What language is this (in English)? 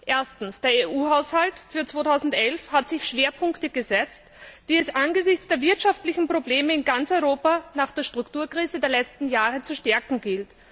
German